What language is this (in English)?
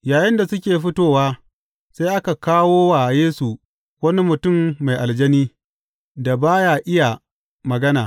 Hausa